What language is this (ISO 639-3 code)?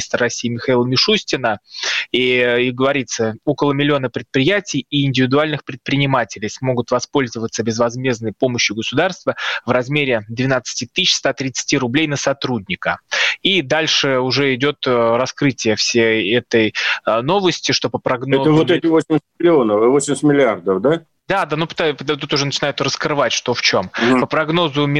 rus